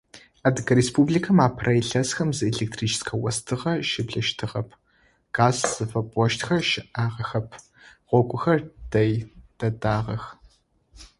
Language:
Adyghe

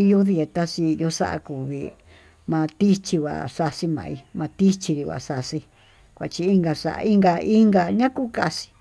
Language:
Tututepec Mixtec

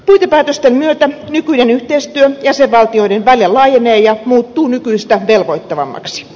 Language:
Finnish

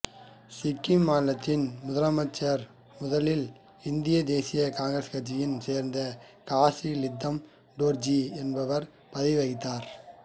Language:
Tamil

